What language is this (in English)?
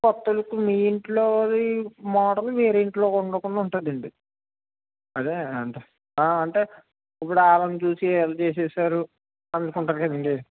Telugu